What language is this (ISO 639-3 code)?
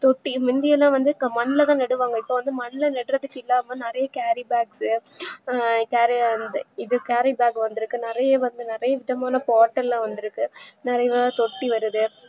tam